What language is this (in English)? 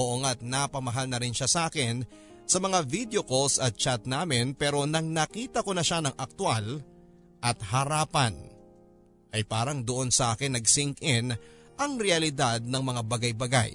Filipino